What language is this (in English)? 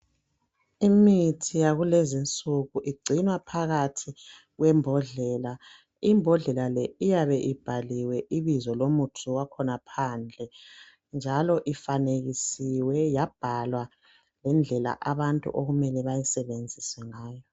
North Ndebele